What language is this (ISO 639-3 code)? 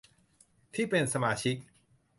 tha